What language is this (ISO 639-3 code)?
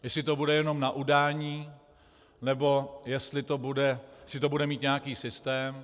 ces